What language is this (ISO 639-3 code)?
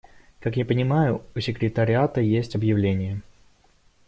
rus